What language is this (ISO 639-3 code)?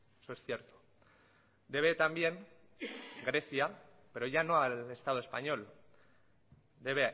spa